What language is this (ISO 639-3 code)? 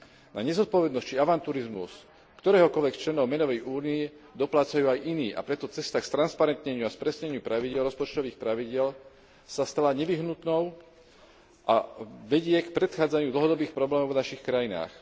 slk